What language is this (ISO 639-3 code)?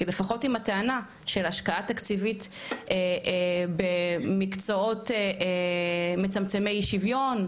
heb